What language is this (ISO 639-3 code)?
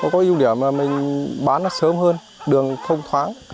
vie